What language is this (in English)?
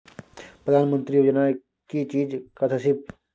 Maithili